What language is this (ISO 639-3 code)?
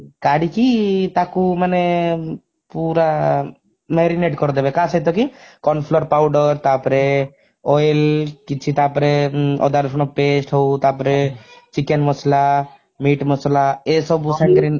ori